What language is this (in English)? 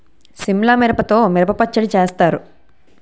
Telugu